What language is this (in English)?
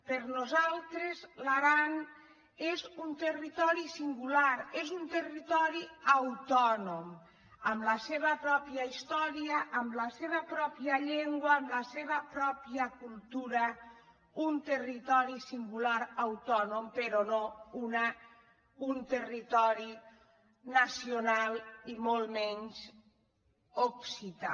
Catalan